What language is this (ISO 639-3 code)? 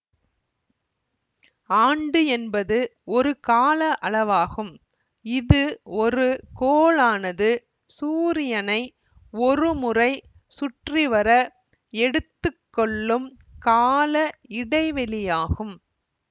tam